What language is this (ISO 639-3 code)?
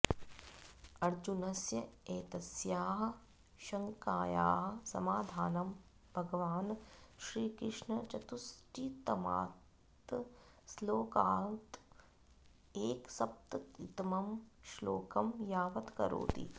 san